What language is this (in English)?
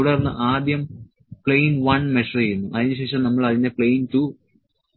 Malayalam